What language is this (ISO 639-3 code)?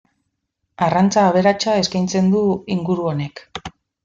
eus